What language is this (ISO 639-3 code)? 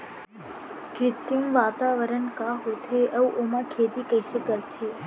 hne